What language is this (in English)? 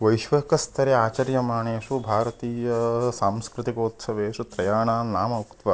Sanskrit